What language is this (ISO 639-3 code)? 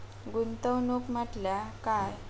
mar